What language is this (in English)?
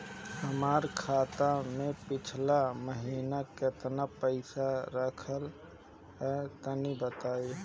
Bhojpuri